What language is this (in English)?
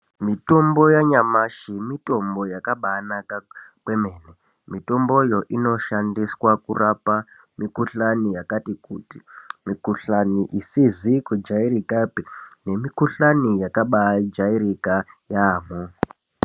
Ndau